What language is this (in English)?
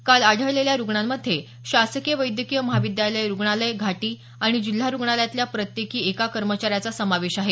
Marathi